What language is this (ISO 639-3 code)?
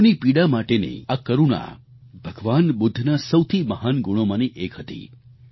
guj